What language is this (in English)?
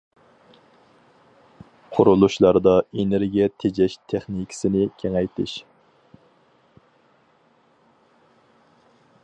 Uyghur